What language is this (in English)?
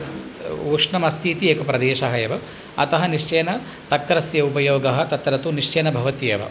Sanskrit